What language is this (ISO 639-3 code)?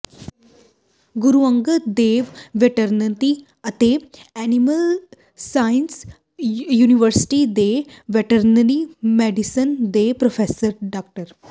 pan